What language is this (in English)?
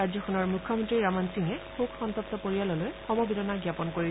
Assamese